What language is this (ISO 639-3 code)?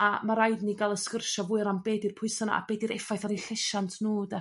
cym